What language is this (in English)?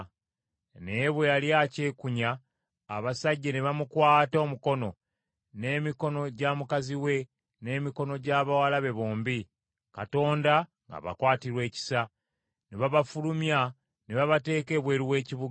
Ganda